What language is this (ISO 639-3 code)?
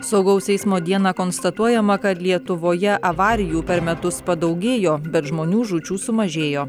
lit